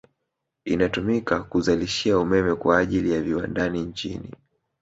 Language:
Swahili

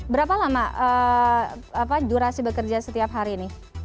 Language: Indonesian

